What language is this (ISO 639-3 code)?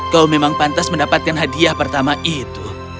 ind